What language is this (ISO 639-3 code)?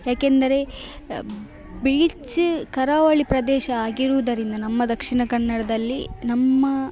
kan